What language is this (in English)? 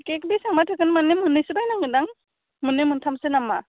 Bodo